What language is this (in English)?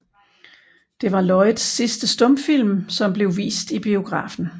Danish